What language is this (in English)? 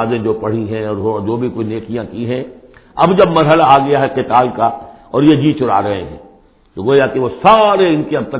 Urdu